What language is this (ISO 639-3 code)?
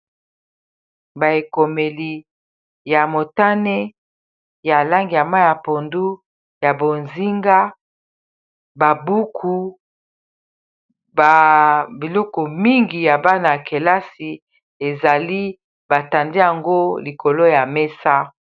lin